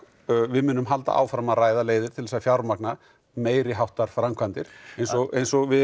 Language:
Icelandic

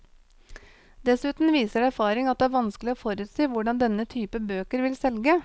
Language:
Norwegian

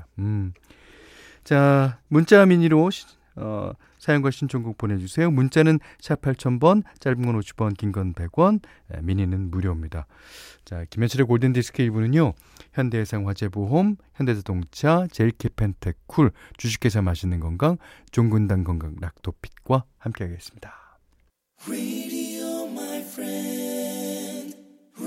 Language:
Korean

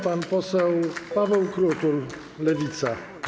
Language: Polish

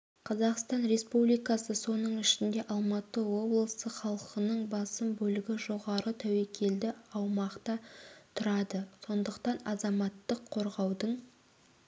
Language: Kazakh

